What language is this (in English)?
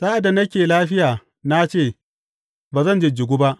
Hausa